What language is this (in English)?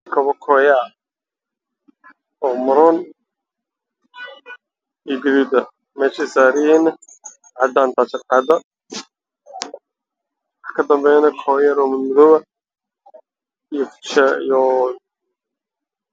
Somali